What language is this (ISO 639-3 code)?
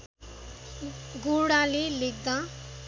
nep